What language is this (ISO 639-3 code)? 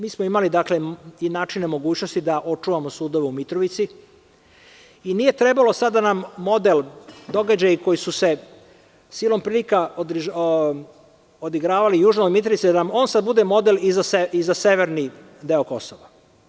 srp